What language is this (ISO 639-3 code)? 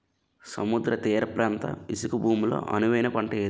tel